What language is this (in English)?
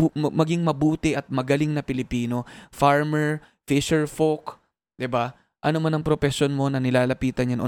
Filipino